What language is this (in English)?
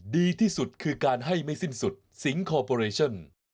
Thai